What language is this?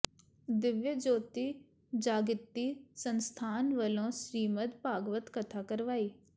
Punjabi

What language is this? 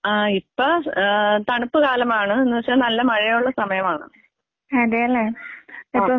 Malayalam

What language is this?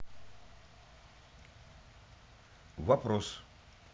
Russian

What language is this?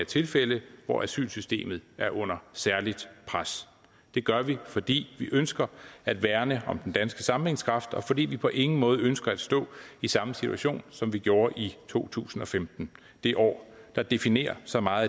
Danish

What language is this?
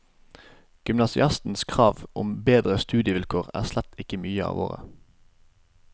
Norwegian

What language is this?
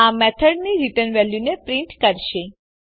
Gujarati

